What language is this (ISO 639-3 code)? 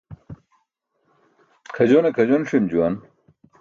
bsk